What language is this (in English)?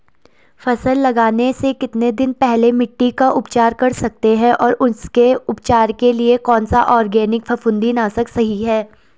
Hindi